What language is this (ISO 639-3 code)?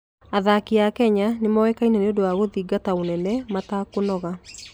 kik